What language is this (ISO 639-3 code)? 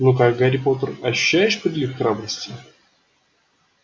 rus